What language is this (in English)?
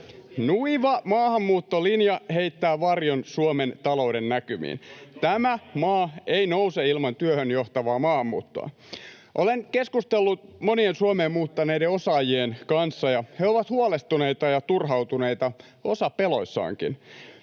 Finnish